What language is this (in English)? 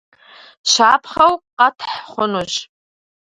Kabardian